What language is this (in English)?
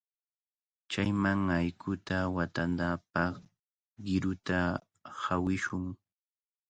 Cajatambo North Lima Quechua